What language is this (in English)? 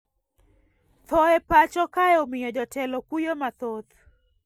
Luo (Kenya and Tanzania)